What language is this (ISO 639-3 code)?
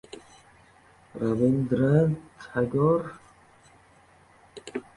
uzb